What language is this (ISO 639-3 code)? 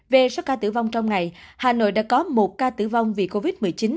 vie